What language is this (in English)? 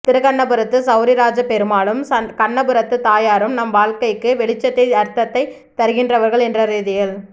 Tamil